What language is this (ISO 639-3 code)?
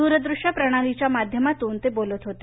mar